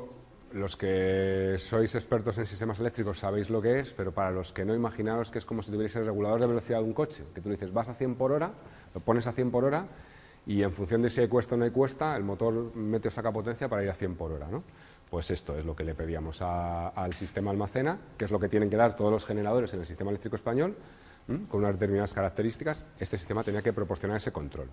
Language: Spanish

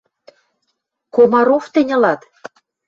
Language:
Western Mari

